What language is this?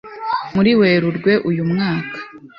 Kinyarwanda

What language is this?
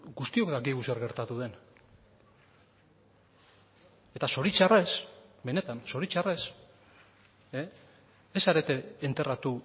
Basque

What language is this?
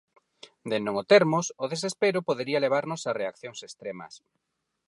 Galician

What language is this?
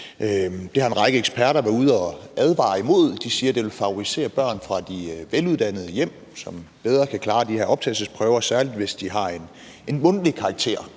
Danish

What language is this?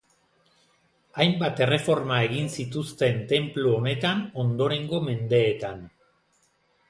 Basque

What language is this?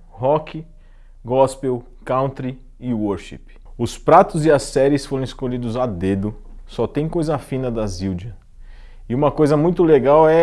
Portuguese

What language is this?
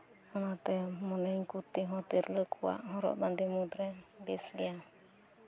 Santali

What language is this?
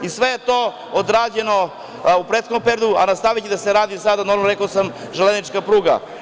Serbian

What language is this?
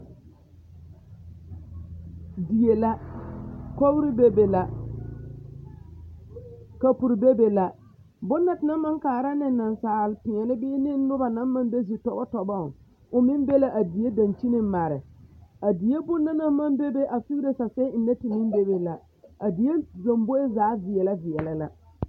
Southern Dagaare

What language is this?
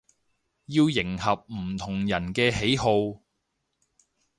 Cantonese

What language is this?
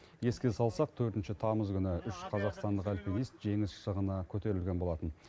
Kazakh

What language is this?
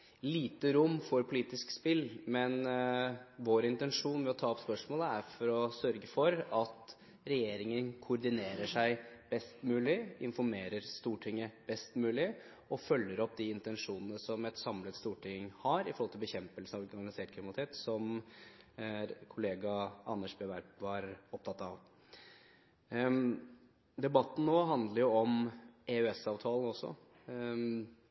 Norwegian Bokmål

